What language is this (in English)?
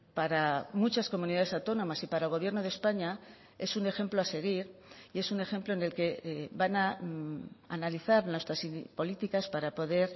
Spanish